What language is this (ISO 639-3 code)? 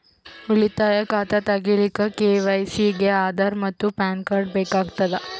kan